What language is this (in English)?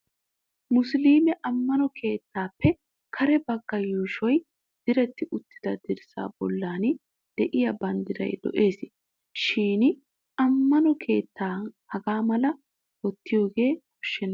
Wolaytta